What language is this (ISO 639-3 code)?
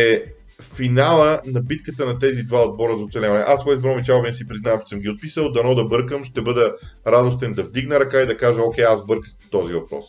bul